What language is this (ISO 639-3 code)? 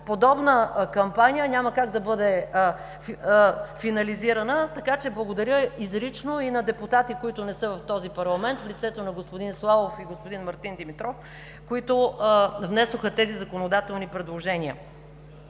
bul